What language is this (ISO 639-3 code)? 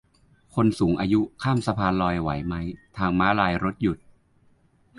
tha